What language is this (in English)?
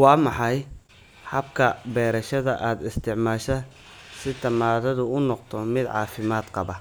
Somali